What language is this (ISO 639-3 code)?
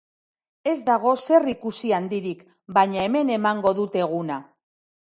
eus